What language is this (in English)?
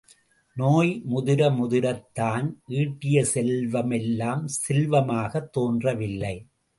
Tamil